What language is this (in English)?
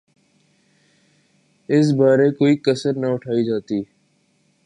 Urdu